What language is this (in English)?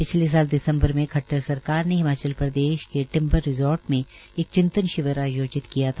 Hindi